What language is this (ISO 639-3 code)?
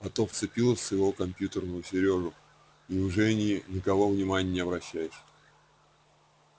rus